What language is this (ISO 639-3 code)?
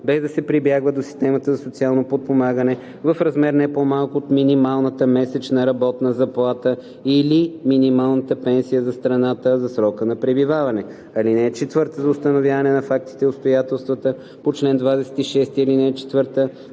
bul